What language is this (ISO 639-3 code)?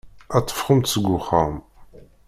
kab